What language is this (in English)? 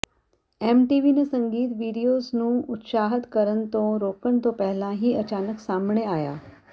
Punjabi